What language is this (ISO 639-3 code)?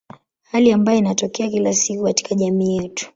swa